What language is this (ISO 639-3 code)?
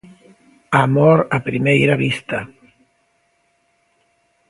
glg